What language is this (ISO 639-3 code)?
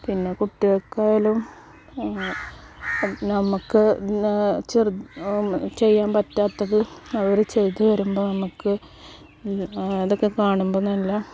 mal